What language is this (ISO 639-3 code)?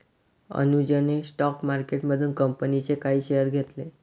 mar